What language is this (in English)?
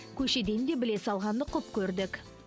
Kazakh